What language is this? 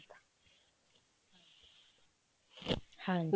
Punjabi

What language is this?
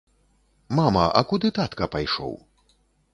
Belarusian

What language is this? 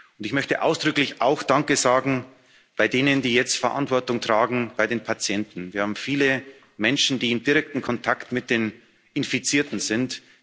German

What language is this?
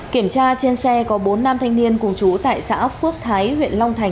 Vietnamese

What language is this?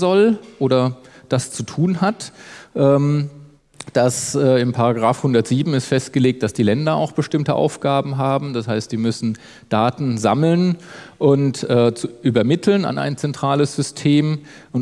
German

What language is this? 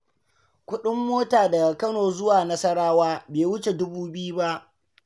Hausa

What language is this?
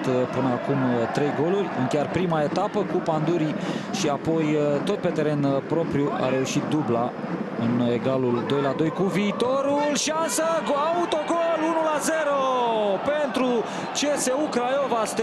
Romanian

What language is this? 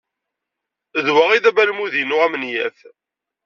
Kabyle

